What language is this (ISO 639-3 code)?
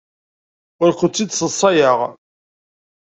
kab